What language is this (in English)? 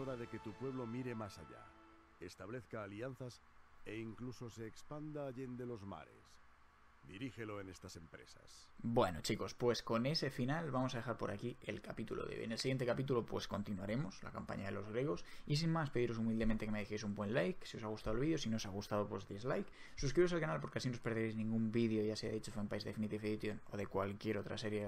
Spanish